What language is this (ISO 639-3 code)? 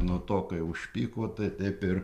lit